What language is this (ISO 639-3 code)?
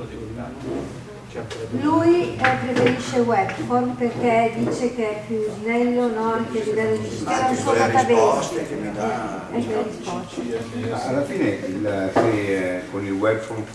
ita